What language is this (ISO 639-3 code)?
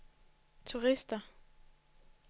dan